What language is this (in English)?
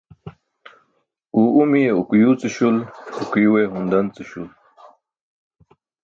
Burushaski